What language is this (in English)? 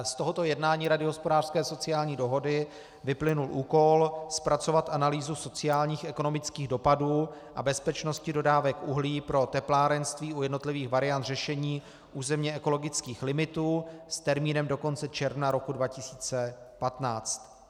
Czech